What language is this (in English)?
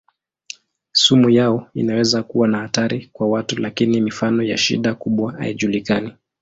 Swahili